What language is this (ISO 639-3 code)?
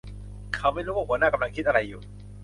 tha